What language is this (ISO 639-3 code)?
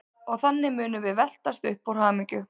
isl